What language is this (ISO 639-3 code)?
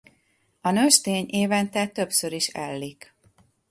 hun